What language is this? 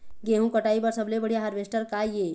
Chhattisgarhi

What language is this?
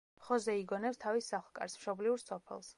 Georgian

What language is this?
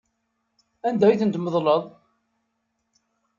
Kabyle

